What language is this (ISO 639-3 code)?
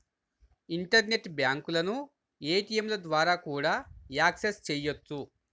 tel